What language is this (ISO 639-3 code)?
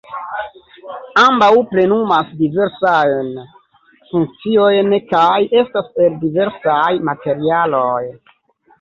epo